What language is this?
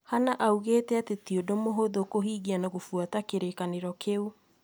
Kikuyu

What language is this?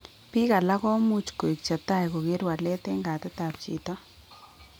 Kalenjin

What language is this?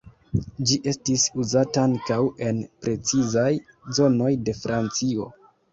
Esperanto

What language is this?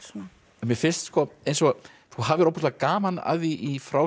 Icelandic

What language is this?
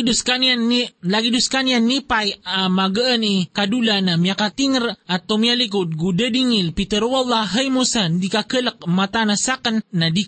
Filipino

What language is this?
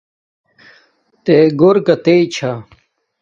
Domaaki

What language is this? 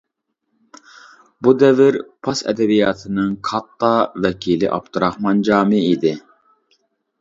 Uyghur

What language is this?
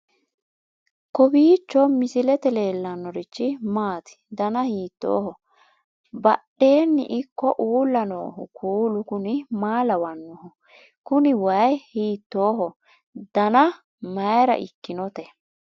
Sidamo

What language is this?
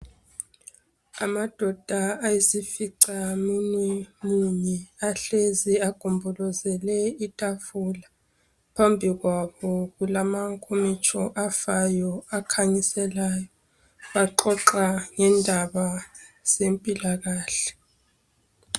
North Ndebele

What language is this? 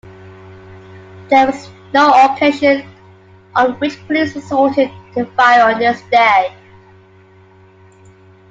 English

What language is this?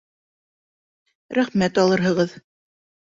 Bashkir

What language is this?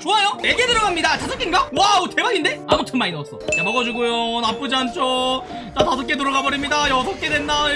Korean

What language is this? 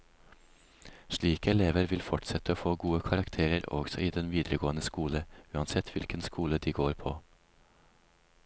Norwegian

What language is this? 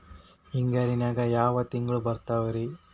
Kannada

